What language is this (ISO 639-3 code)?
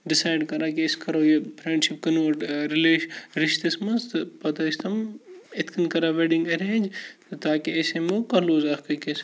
kas